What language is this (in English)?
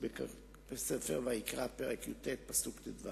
Hebrew